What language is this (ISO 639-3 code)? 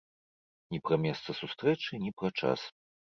bel